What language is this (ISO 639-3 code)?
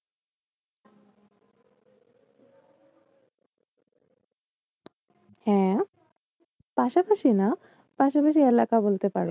ben